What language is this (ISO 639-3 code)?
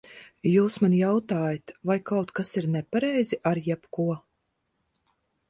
lav